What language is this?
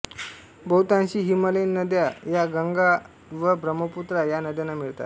Marathi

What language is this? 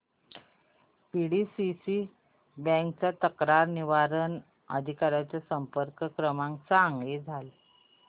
Marathi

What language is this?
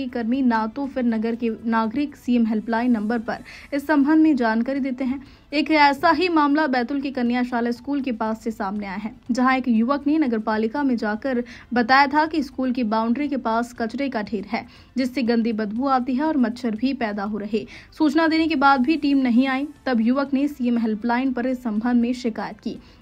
Hindi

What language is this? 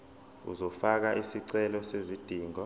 Zulu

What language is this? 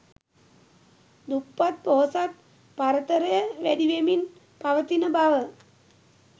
Sinhala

